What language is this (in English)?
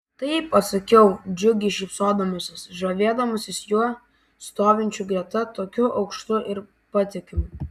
Lithuanian